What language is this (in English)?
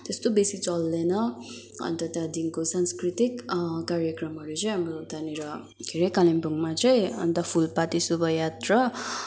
Nepali